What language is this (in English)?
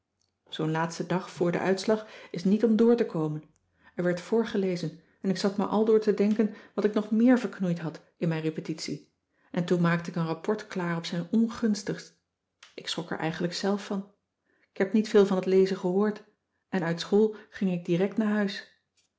Dutch